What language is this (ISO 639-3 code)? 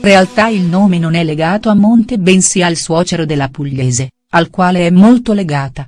ita